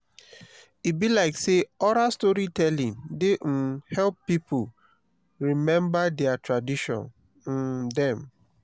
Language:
Nigerian Pidgin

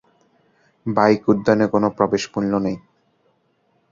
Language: Bangla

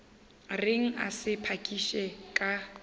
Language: Northern Sotho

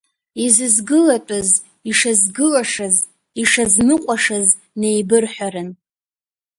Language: Abkhazian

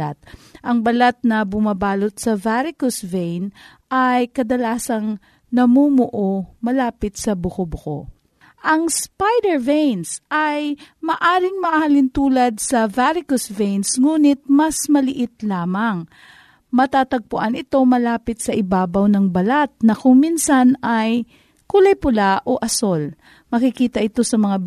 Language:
Filipino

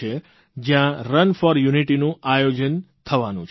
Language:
Gujarati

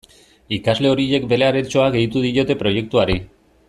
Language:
Basque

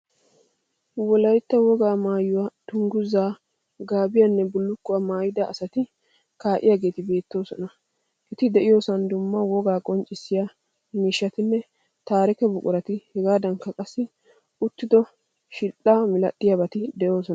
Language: Wolaytta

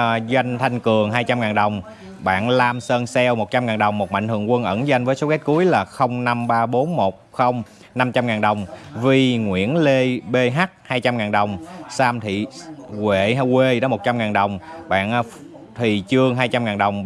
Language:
Vietnamese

